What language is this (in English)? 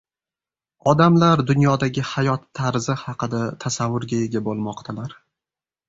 Uzbek